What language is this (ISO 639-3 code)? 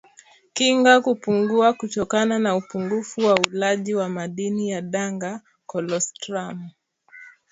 swa